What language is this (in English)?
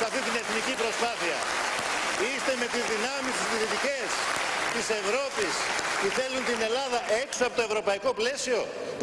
Greek